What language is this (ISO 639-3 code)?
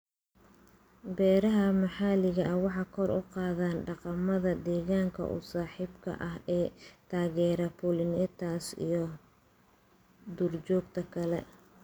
som